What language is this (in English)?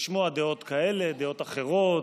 Hebrew